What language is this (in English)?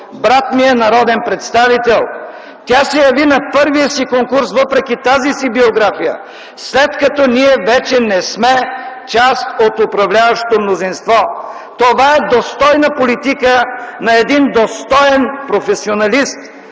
Bulgarian